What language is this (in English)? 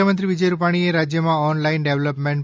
Gujarati